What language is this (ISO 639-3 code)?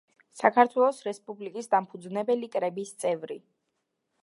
kat